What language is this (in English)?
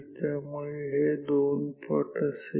Marathi